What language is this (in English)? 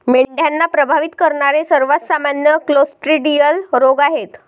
Marathi